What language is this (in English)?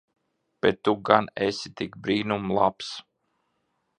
Latvian